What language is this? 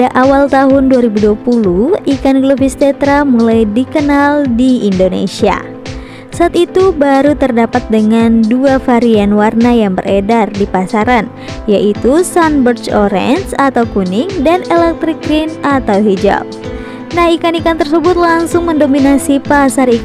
Indonesian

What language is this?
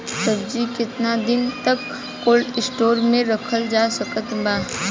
Bhojpuri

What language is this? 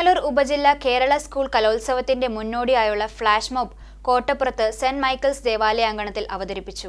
Romanian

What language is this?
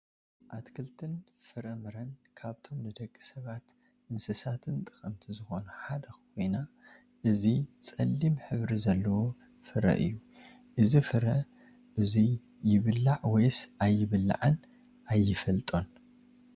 Tigrinya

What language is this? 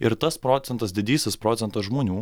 Lithuanian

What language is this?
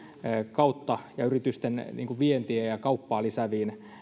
Finnish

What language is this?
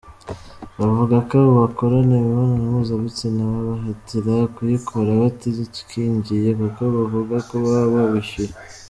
Kinyarwanda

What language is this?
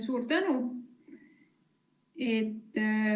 Estonian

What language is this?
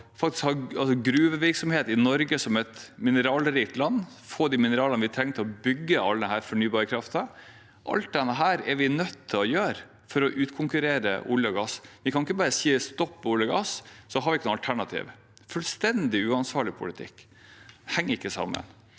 Norwegian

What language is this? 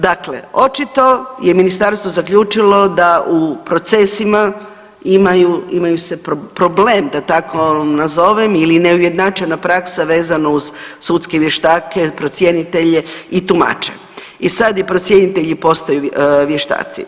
Croatian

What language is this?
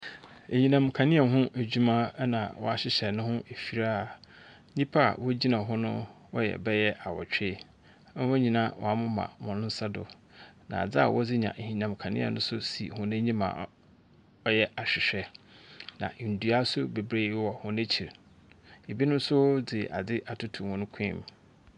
Akan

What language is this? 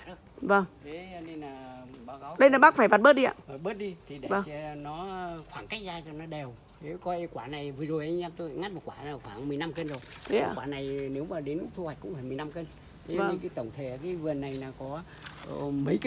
Vietnamese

